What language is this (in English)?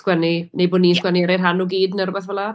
Welsh